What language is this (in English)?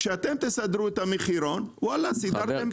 Hebrew